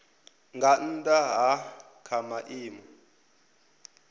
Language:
Venda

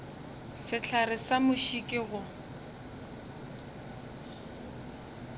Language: Northern Sotho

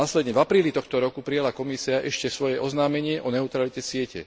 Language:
Slovak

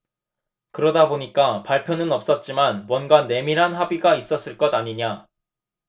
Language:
Korean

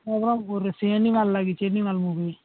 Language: Odia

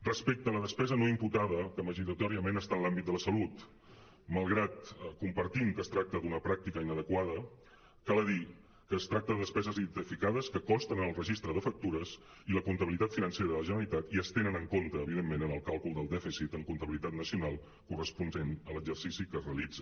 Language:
Catalan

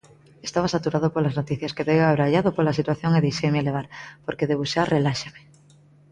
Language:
Galician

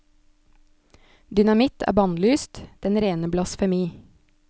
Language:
Norwegian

